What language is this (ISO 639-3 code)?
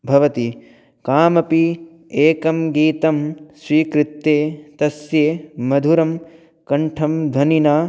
san